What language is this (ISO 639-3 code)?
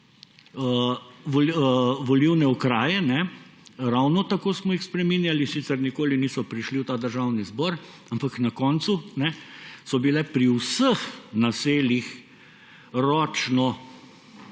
slv